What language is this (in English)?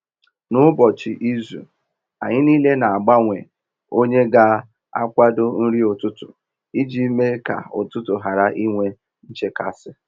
Igbo